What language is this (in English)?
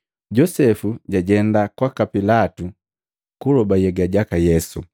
Matengo